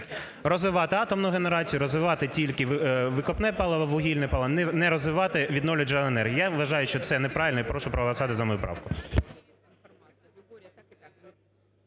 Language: Ukrainian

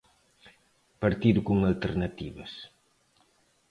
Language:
Galician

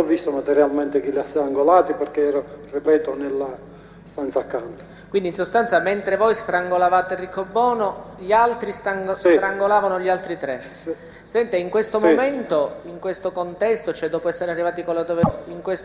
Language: Italian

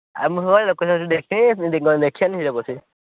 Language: Odia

